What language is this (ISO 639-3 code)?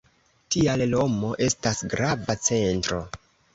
epo